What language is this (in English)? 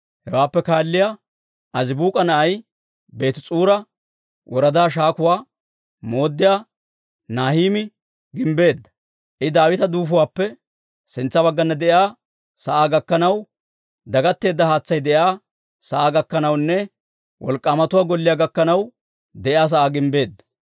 Dawro